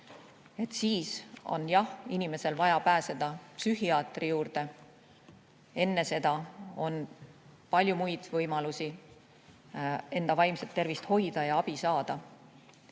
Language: Estonian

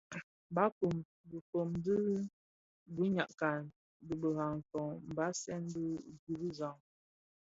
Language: Bafia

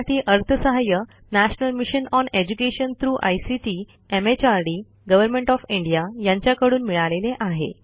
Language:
Marathi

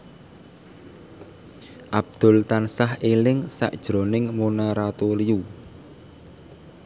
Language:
Javanese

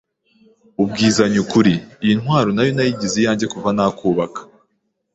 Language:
Kinyarwanda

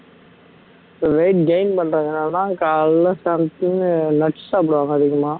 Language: Tamil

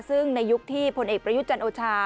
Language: Thai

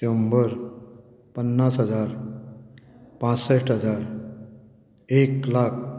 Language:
Konkani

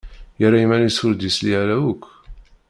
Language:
Kabyle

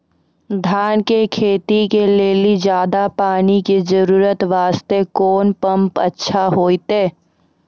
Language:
Maithili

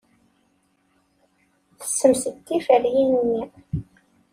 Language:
Kabyle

